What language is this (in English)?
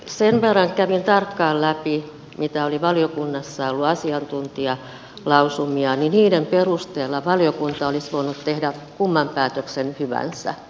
Finnish